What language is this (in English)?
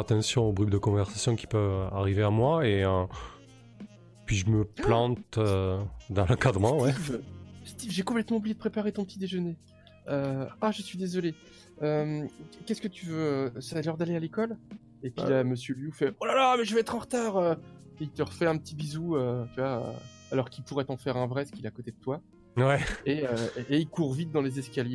French